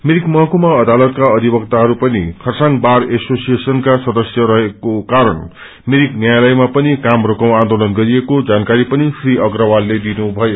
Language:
Nepali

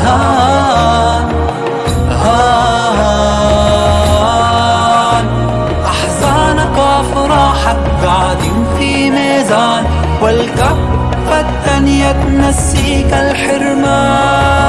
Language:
Arabic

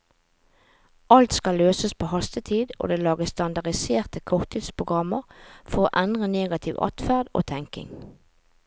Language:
Norwegian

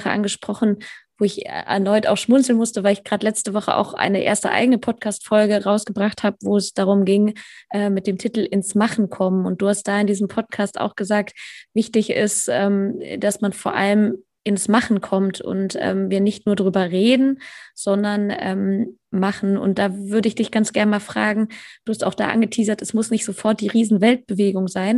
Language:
German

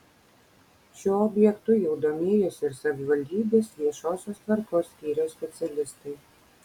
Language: Lithuanian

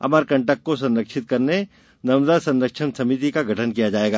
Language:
Hindi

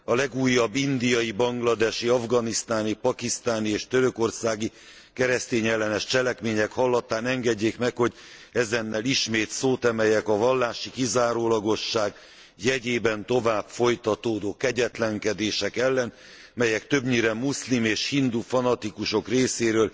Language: Hungarian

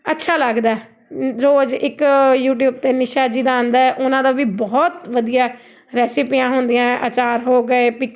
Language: Punjabi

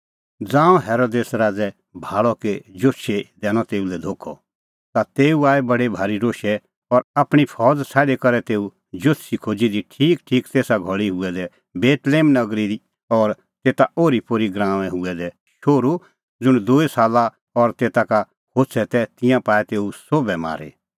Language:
Kullu Pahari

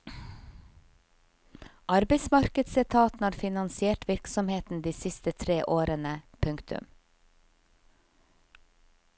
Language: Norwegian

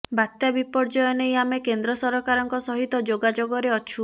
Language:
Odia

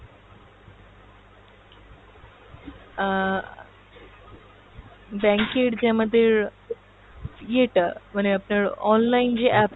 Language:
Bangla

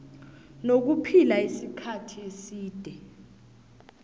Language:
South Ndebele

